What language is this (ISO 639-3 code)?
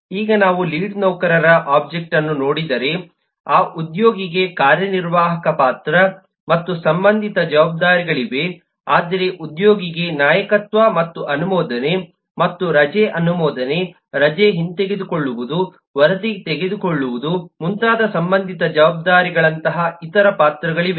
kan